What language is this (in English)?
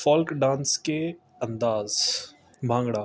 Urdu